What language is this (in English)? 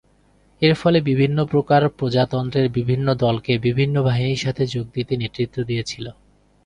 Bangla